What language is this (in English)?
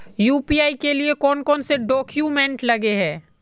Magahi